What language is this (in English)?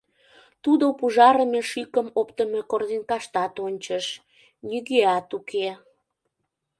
Mari